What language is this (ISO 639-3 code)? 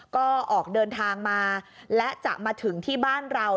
tha